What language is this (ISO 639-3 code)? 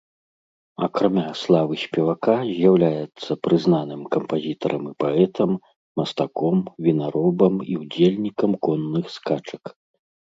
bel